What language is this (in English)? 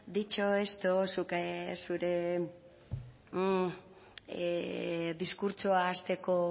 Basque